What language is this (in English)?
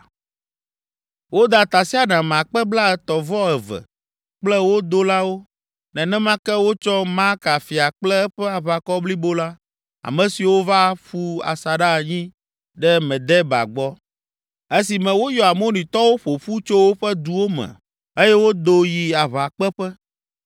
Ewe